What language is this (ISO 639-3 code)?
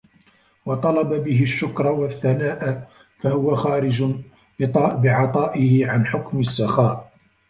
ara